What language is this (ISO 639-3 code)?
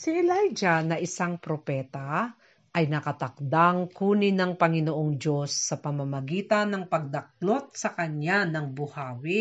fil